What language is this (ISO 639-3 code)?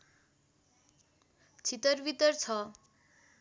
nep